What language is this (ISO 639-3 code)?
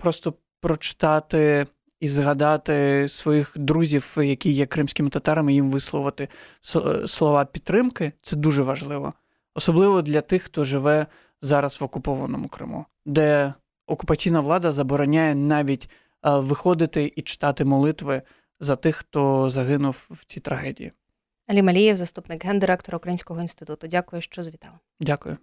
ukr